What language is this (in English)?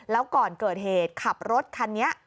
Thai